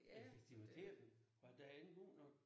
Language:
Danish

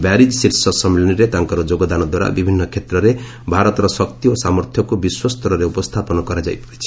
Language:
Odia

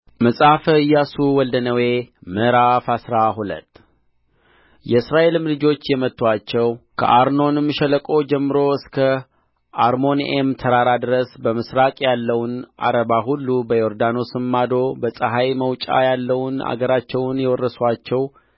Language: Amharic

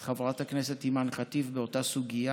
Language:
Hebrew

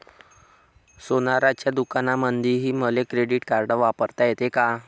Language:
Marathi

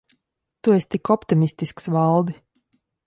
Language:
Latvian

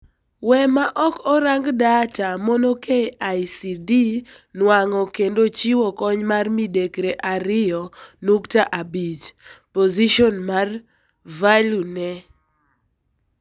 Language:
Luo (Kenya and Tanzania)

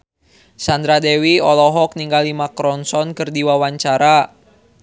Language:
Sundanese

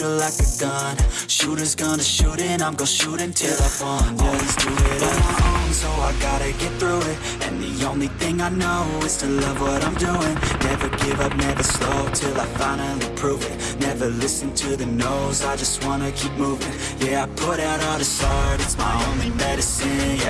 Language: English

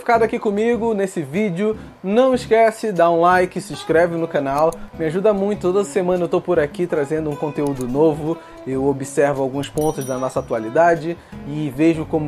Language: Portuguese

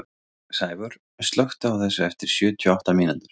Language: Icelandic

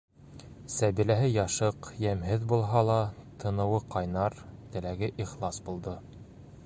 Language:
Bashkir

